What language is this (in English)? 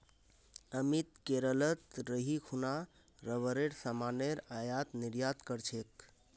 Magahi